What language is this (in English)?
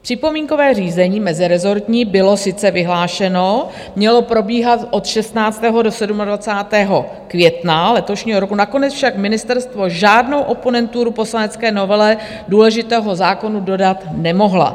Czech